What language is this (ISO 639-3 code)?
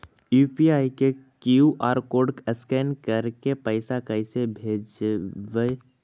mag